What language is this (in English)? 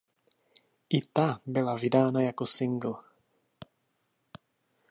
Czech